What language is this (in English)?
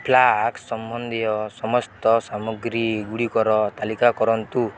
Odia